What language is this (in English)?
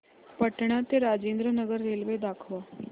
Marathi